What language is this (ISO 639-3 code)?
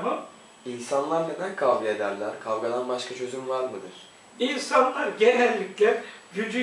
tur